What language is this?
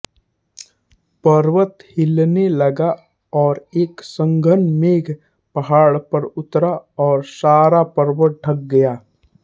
Hindi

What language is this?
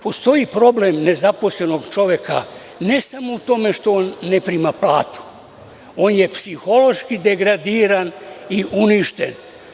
Serbian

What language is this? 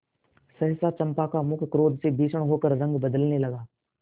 Hindi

